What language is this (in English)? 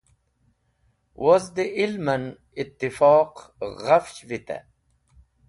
Wakhi